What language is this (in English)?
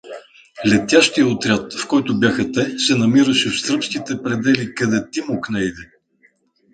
Bulgarian